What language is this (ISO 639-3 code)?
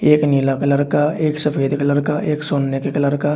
hin